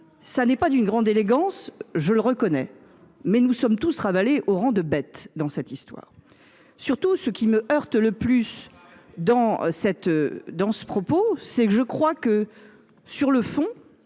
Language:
French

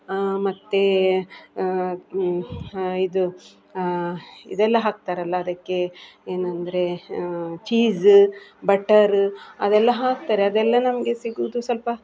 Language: Kannada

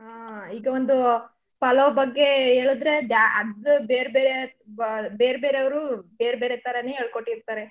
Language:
Kannada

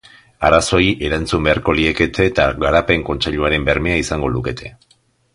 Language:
Basque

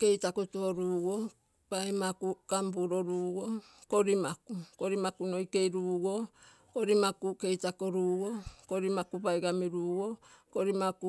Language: Terei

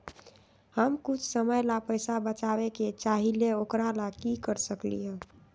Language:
Magahi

